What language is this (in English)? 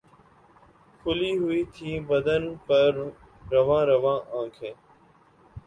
Urdu